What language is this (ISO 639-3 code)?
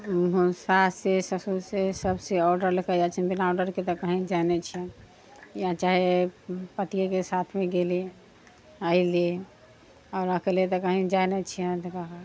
mai